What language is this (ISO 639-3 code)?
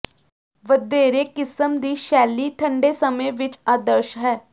pan